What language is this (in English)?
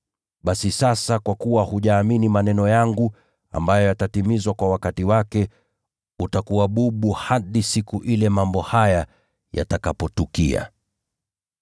Swahili